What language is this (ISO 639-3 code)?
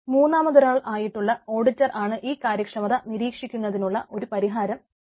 mal